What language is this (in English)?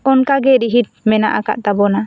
Santali